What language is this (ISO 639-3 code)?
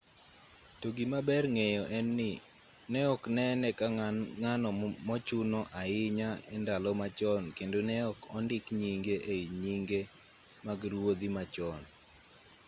luo